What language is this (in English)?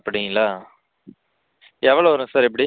Tamil